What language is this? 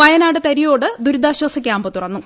Malayalam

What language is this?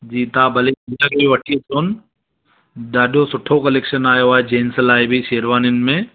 Sindhi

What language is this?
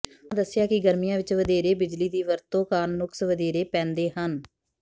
Punjabi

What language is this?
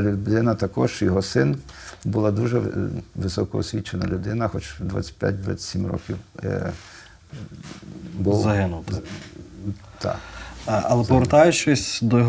Ukrainian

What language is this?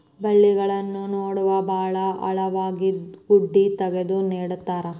Kannada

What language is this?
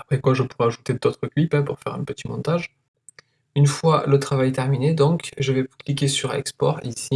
French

